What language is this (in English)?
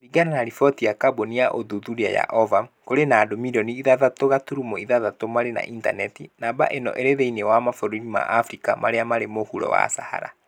Kikuyu